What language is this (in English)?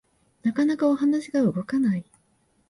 Japanese